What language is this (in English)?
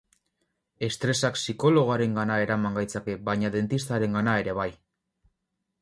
Basque